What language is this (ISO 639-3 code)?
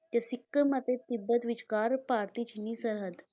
pan